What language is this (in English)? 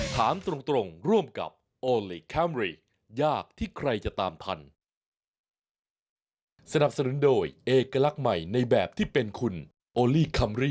Thai